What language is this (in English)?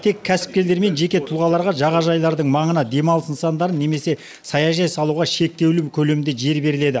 Kazakh